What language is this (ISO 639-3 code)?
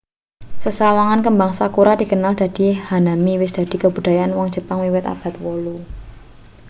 jav